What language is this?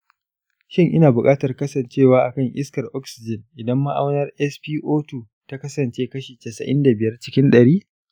Hausa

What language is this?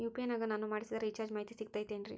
Kannada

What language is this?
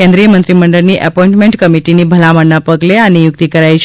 Gujarati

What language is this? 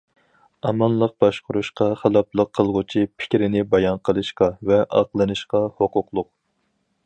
Uyghur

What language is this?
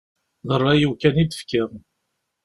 Kabyle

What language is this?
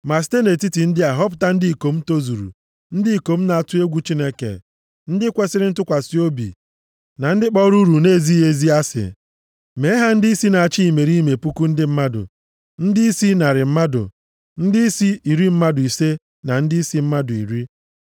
Igbo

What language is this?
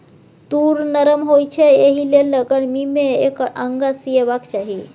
Maithili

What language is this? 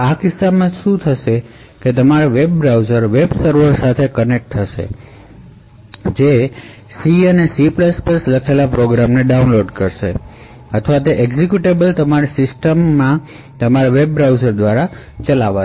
Gujarati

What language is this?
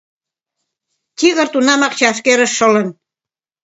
Mari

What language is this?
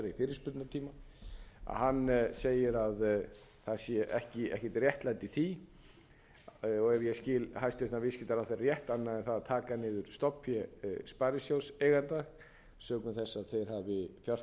Icelandic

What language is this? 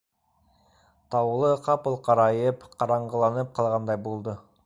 Bashkir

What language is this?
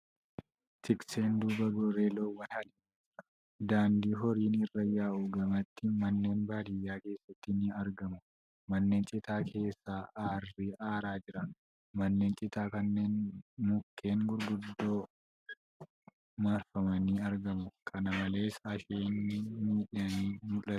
Oromo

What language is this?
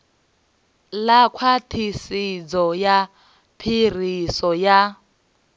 Venda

